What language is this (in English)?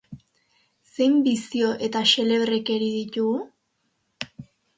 Basque